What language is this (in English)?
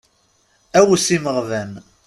Kabyle